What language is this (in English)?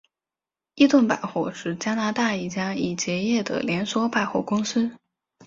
Chinese